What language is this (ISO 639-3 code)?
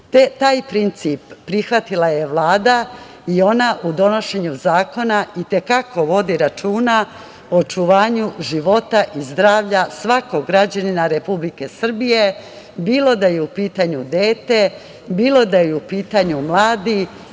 srp